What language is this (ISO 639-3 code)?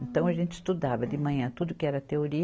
por